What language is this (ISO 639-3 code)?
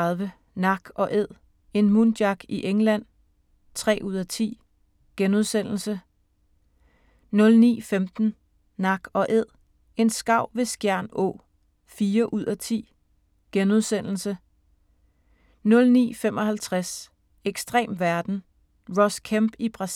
dan